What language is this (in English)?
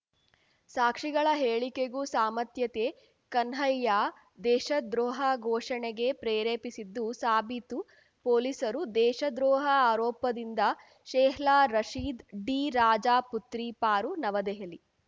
Kannada